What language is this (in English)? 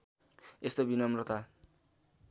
Nepali